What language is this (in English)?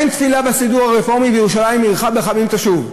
Hebrew